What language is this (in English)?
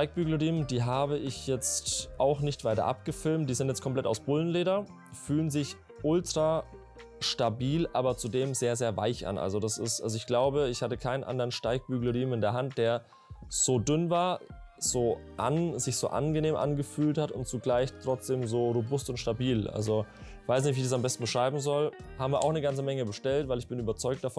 German